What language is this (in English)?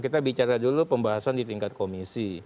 Indonesian